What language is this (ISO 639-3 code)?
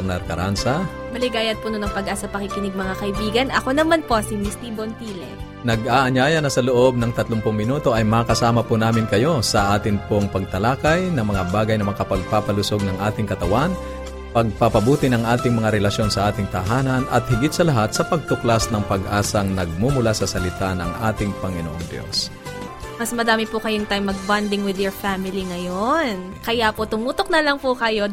fil